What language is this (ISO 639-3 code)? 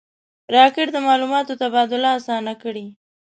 pus